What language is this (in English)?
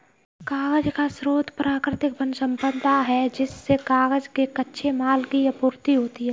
Hindi